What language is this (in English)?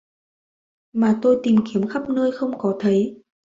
Vietnamese